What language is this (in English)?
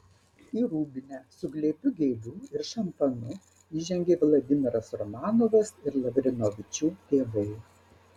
Lithuanian